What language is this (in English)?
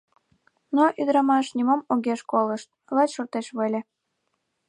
Mari